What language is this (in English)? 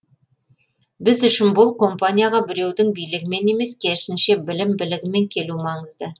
Kazakh